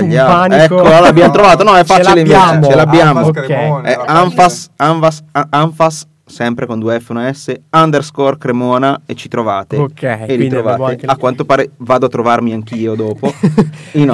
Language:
Italian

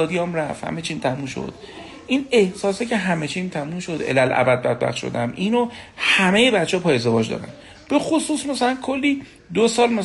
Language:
Persian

